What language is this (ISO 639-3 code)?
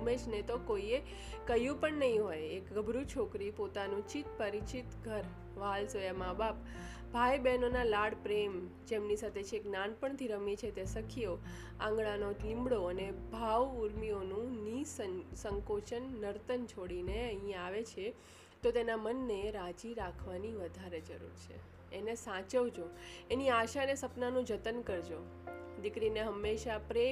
guj